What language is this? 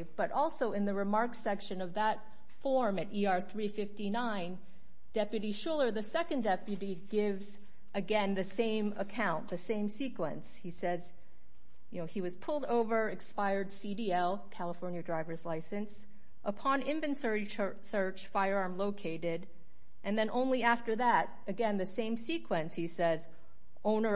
English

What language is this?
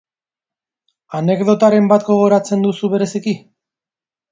Basque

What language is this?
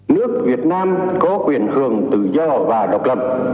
Vietnamese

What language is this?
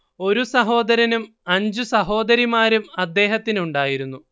Malayalam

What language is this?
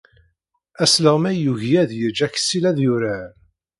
Kabyle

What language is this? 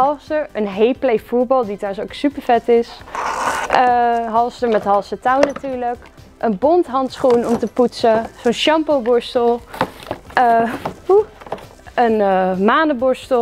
Dutch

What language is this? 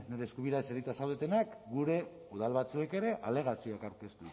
Basque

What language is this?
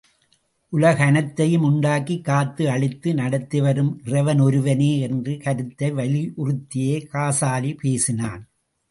Tamil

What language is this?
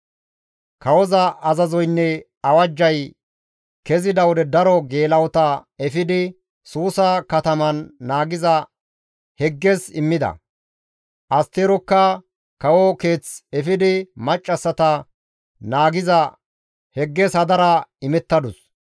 Gamo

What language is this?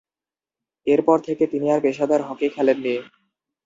Bangla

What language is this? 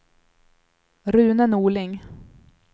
Swedish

